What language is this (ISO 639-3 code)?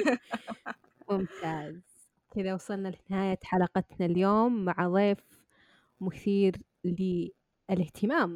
ara